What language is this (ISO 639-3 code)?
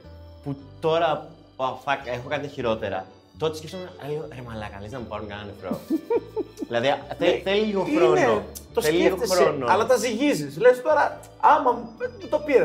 ell